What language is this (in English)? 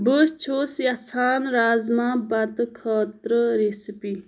Kashmiri